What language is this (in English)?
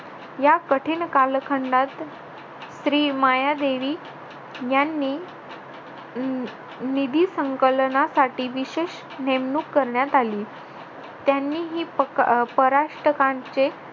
Marathi